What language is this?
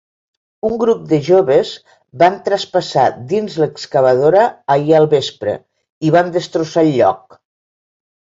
Catalan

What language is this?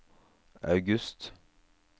Norwegian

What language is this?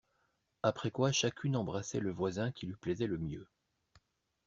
French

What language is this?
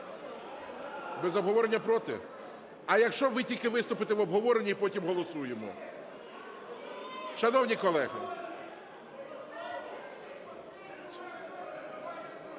Ukrainian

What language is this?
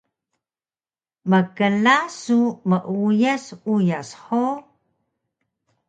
Taroko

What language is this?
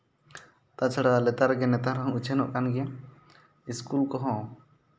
Santali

